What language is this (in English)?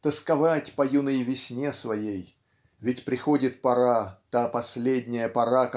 Russian